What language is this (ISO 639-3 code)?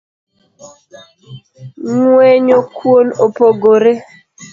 luo